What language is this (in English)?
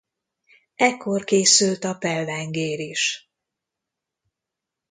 Hungarian